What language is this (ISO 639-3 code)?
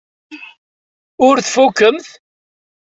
kab